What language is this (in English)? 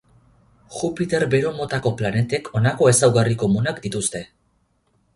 Basque